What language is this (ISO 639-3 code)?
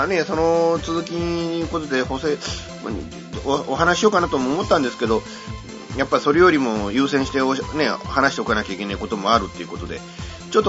jpn